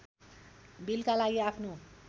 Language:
Nepali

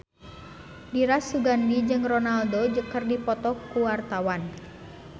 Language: Sundanese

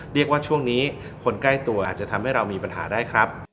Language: Thai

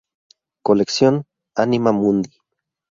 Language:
Spanish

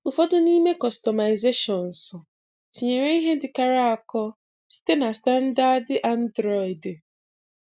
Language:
Igbo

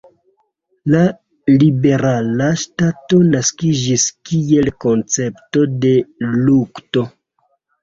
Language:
Esperanto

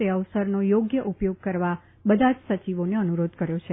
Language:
Gujarati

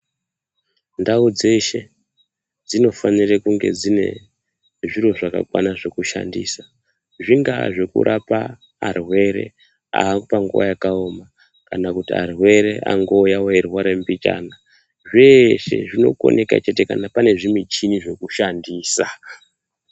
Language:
Ndau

